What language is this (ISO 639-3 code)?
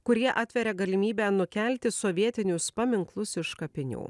lit